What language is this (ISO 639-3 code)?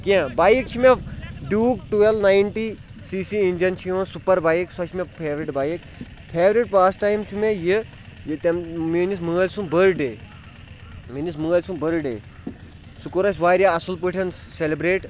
kas